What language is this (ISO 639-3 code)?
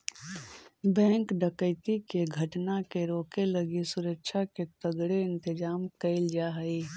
mag